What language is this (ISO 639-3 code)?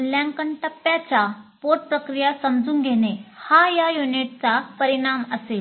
mar